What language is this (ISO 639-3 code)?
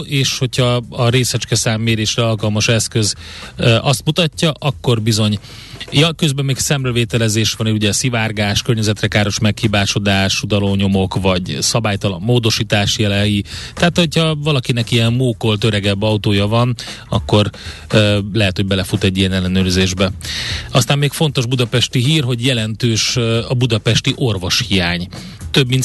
hun